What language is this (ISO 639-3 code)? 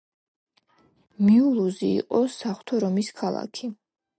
kat